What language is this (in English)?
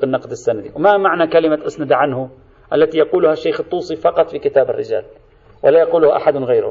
Arabic